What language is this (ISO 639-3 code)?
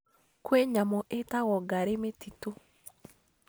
kik